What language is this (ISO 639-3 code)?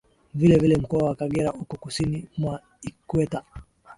swa